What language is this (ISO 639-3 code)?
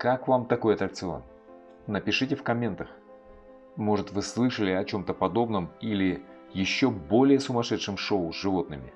rus